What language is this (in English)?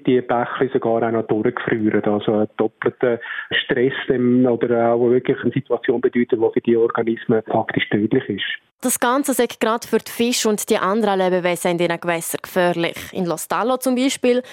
German